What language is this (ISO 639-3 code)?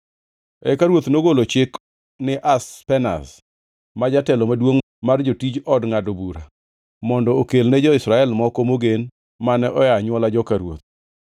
luo